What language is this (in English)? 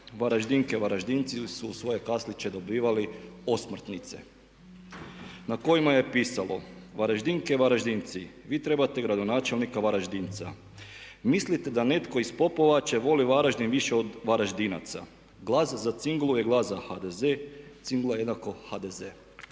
Croatian